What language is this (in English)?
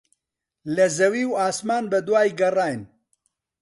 Central Kurdish